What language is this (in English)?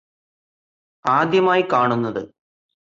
Malayalam